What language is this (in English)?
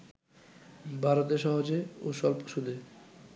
Bangla